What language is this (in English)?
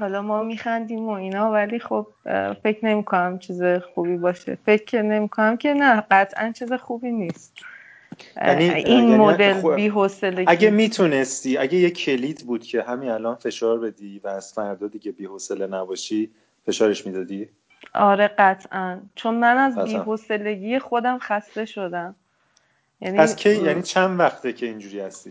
Persian